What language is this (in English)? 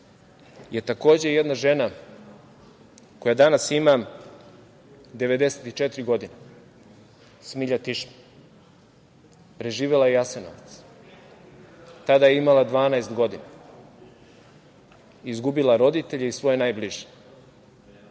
Serbian